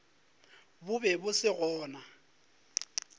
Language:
Northern Sotho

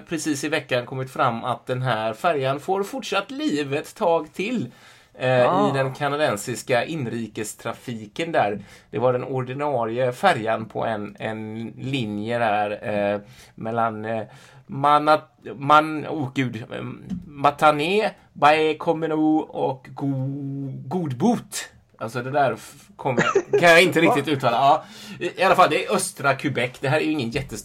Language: Swedish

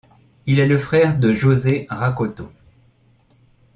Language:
French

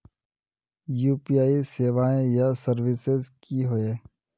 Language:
Magahi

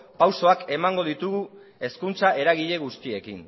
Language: Basque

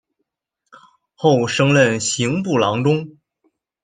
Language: Chinese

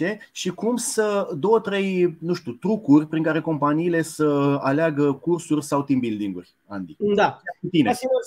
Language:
Romanian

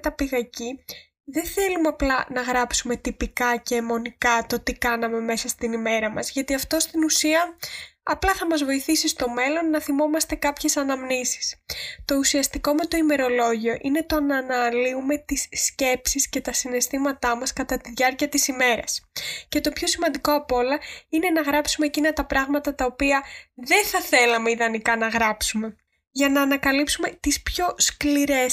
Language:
Greek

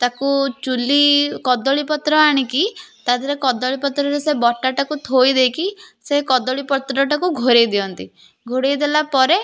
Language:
Odia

